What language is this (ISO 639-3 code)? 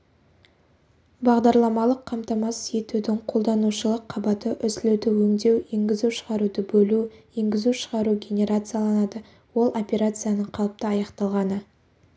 kaz